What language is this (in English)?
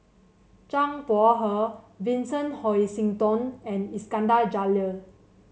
English